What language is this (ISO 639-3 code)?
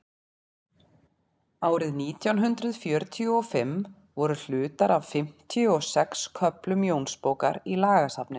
isl